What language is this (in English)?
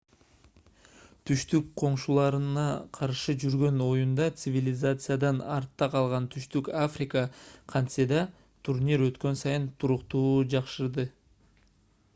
Kyrgyz